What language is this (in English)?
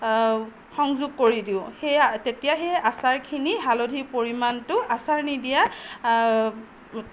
Assamese